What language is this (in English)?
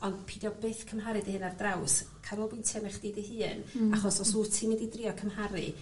Welsh